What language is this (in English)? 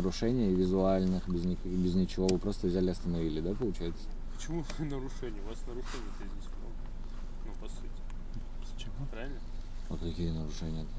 Russian